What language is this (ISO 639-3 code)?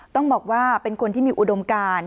tha